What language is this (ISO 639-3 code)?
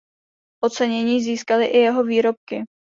ces